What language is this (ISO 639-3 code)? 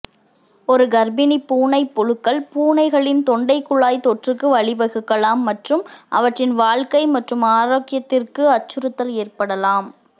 tam